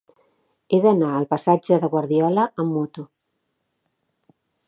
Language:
Catalan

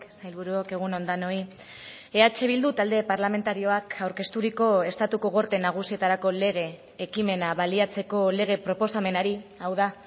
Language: Basque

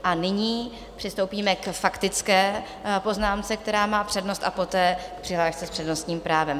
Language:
Czech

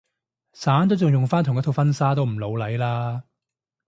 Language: Cantonese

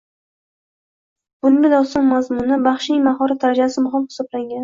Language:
Uzbek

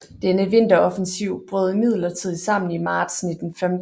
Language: Danish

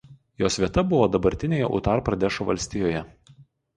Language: Lithuanian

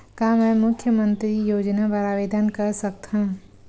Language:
Chhattisgarhi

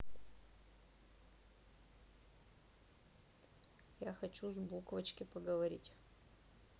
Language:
Russian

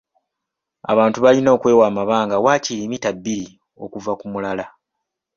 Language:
Ganda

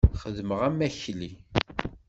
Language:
Kabyle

